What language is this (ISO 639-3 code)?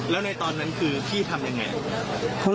tha